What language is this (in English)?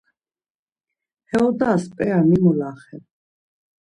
Laz